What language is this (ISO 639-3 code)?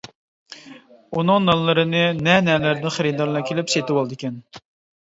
uig